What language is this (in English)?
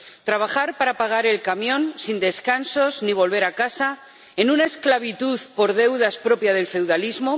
Spanish